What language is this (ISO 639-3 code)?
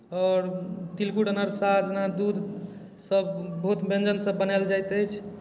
mai